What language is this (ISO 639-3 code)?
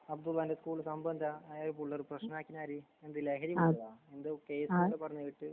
mal